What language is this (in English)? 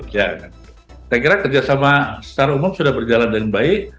Indonesian